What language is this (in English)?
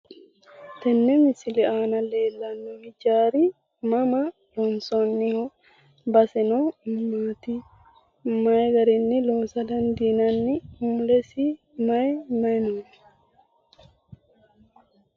Sidamo